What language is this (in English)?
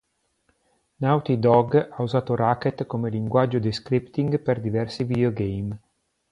Italian